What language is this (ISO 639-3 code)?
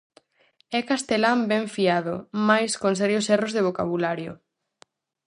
glg